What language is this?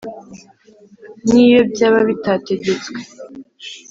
Kinyarwanda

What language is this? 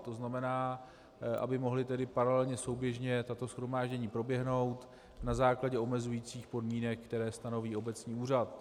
Czech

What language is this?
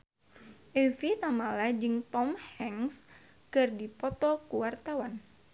Sundanese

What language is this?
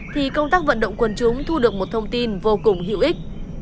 Vietnamese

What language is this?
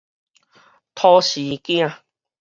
Min Nan Chinese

